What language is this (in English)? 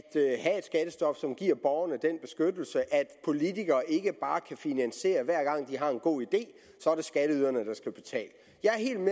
Danish